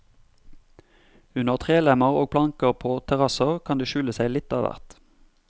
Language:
Norwegian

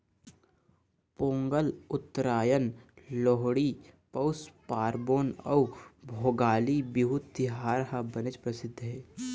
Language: Chhattisgarhi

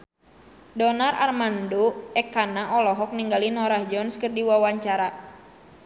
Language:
Sundanese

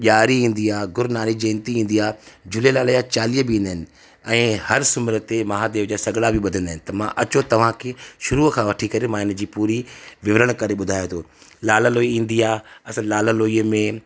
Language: Sindhi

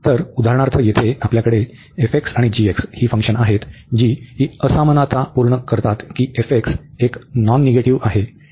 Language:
Marathi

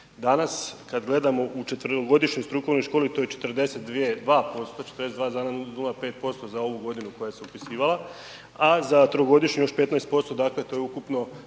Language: Croatian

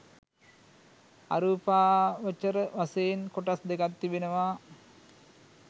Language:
Sinhala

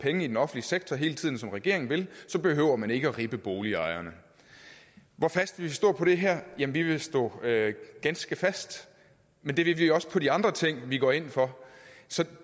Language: Danish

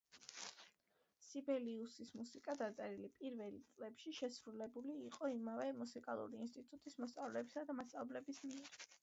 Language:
Georgian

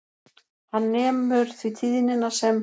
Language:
Icelandic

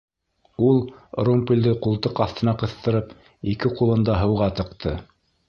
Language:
Bashkir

